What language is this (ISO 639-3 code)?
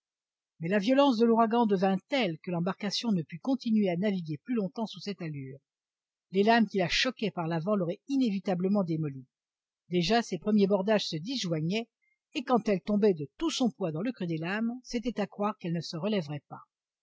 fra